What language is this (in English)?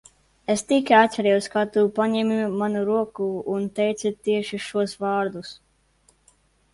Latvian